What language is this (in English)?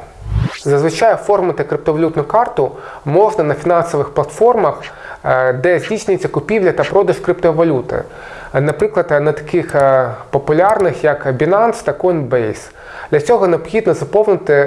Ukrainian